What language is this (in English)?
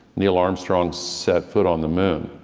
English